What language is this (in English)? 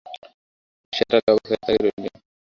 Bangla